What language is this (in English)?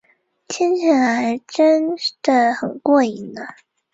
Chinese